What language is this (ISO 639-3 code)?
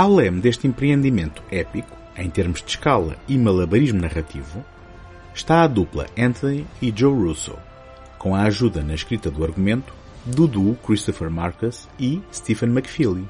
por